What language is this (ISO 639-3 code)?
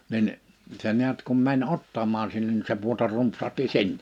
fin